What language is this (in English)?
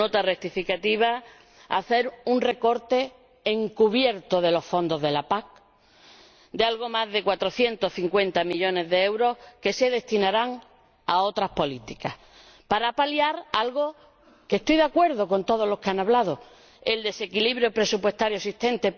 Spanish